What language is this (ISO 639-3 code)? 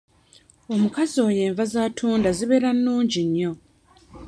lug